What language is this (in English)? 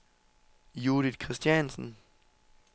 Danish